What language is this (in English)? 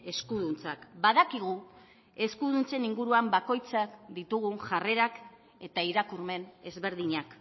Basque